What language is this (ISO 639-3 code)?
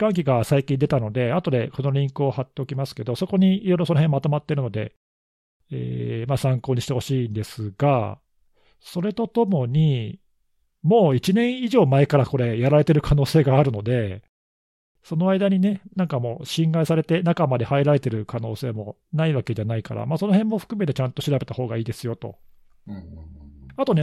jpn